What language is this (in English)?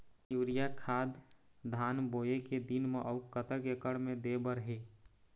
Chhattisgarhi